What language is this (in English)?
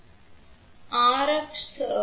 Tamil